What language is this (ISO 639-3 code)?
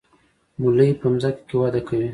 pus